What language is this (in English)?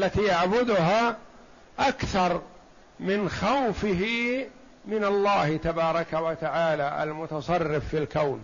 Arabic